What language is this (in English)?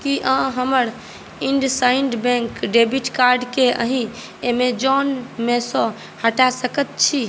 Maithili